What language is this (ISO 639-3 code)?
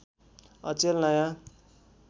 nep